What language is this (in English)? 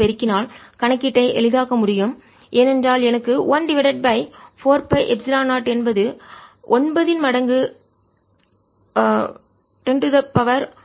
Tamil